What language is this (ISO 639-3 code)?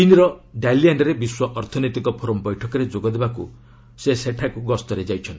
ori